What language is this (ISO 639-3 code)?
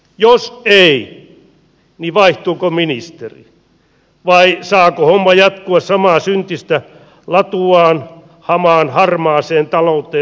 fin